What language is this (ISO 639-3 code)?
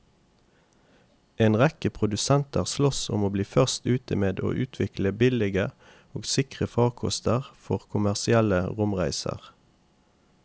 nor